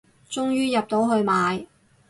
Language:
Cantonese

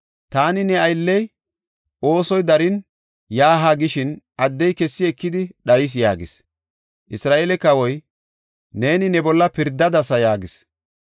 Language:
Gofa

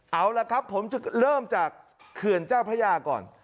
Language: Thai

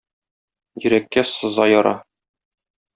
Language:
Tatar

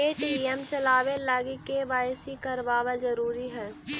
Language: Magahi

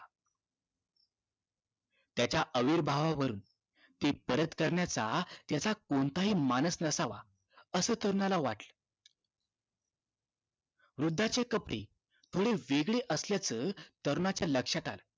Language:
Marathi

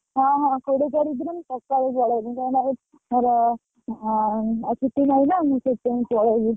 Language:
Odia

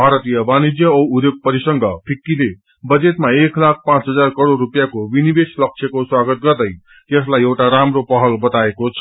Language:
Nepali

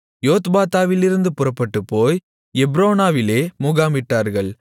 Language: Tamil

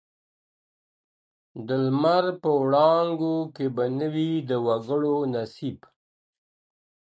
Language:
Pashto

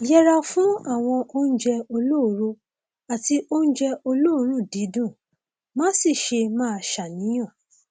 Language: Yoruba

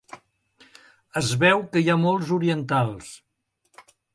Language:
Catalan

